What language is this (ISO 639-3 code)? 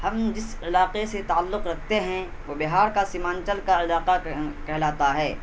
urd